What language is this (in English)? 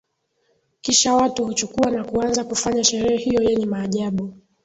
Swahili